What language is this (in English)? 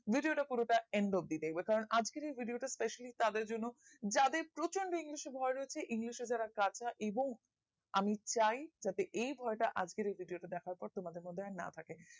Bangla